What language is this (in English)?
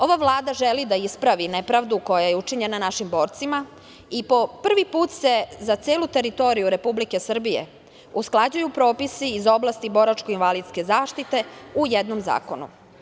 Serbian